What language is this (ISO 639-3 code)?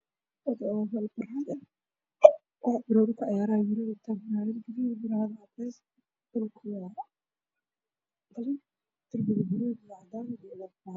som